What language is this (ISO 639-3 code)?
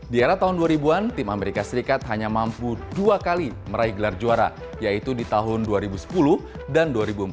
ind